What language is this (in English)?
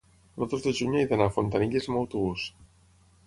Catalan